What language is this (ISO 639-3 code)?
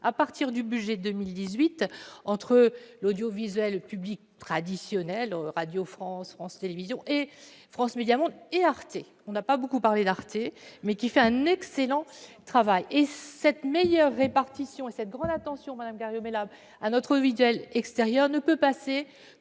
fra